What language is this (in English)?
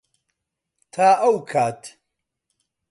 Central Kurdish